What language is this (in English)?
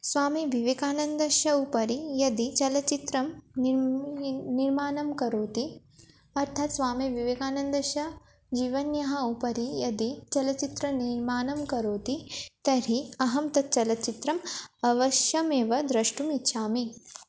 Sanskrit